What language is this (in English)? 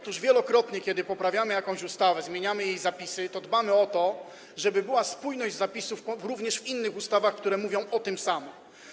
Polish